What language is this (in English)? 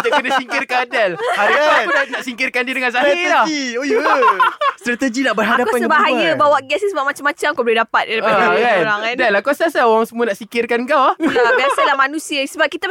Malay